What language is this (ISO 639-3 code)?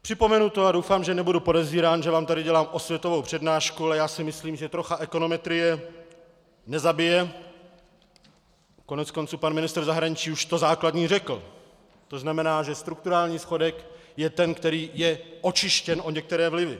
ces